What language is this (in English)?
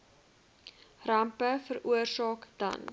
Afrikaans